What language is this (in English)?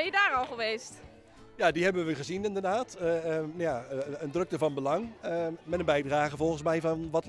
Dutch